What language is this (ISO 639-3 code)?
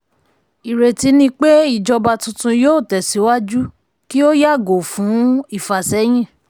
yor